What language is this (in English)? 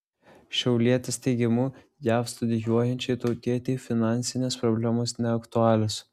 Lithuanian